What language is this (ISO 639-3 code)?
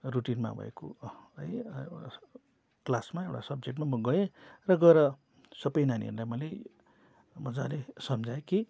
nep